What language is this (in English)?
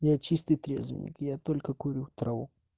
Russian